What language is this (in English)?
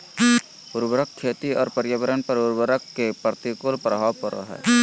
Magahi